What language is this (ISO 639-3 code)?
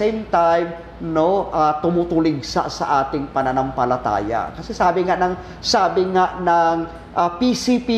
fil